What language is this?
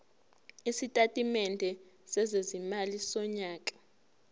Zulu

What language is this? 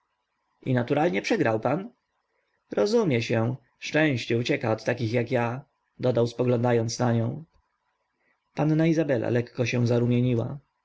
Polish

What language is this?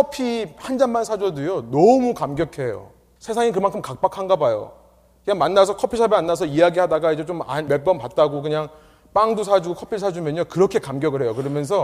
Korean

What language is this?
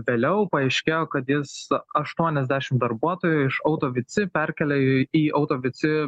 Lithuanian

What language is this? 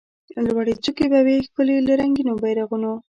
Pashto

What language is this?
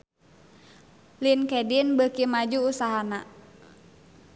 Sundanese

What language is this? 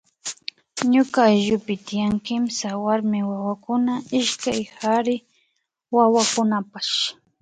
Imbabura Highland Quichua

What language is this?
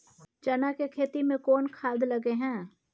Maithili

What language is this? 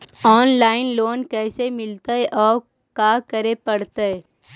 Magahi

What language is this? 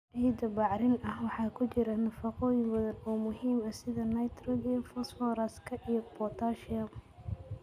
Somali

